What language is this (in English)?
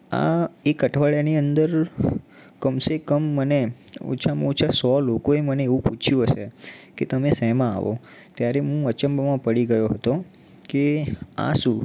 Gujarati